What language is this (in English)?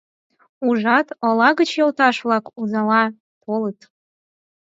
Mari